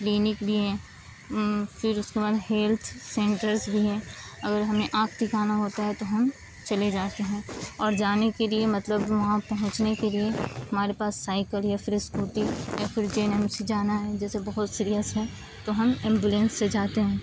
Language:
Urdu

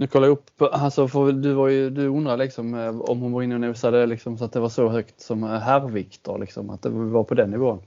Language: Swedish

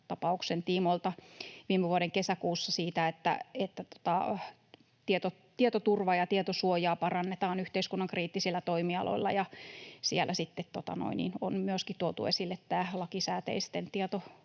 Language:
Finnish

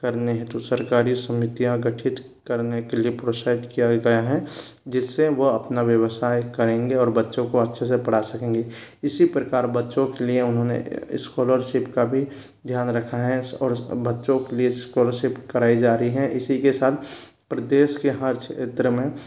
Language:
Hindi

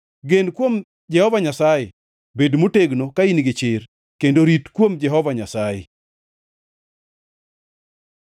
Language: Luo (Kenya and Tanzania)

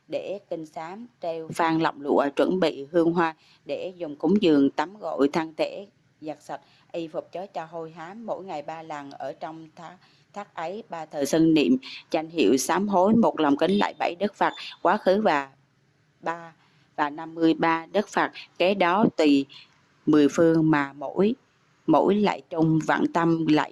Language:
Vietnamese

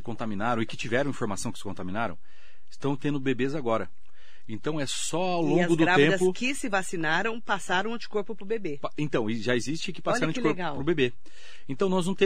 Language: Portuguese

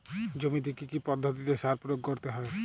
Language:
Bangla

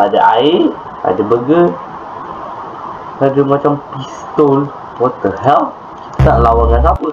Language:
Malay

